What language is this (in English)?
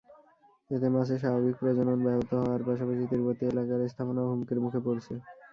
Bangla